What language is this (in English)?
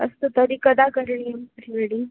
Sanskrit